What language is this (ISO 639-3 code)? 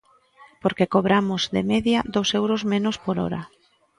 glg